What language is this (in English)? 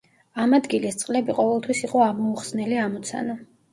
Georgian